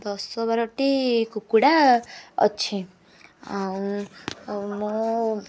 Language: Odia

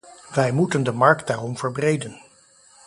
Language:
Dutch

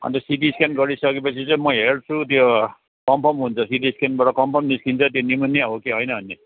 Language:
Nepali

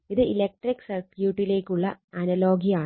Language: Malayalam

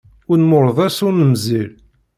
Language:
Kabyle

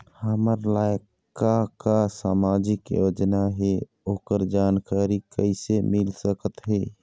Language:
Chhattisgarhi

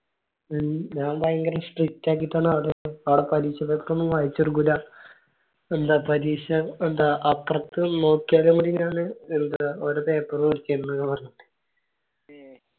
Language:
Malayalam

